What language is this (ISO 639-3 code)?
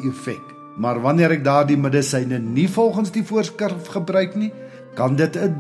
nld